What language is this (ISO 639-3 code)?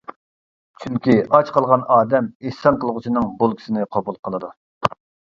uig